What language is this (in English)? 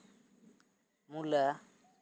Santali